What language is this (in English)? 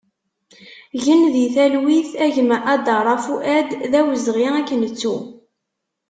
Kabyle